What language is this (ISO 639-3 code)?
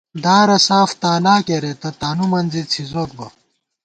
gwt